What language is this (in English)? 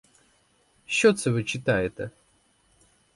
Ukrainian